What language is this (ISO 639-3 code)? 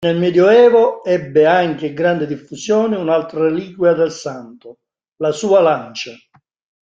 ita